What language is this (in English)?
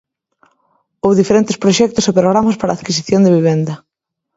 Galician